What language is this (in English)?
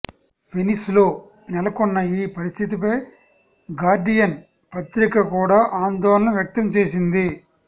Telugu